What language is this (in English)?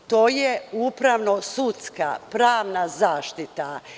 Serbian